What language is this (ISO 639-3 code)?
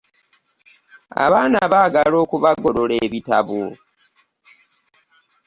lug